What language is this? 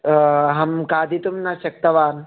Sanskrit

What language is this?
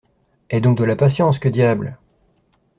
French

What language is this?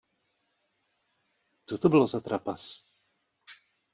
Czech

